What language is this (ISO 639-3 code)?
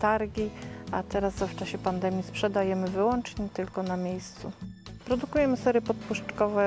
pol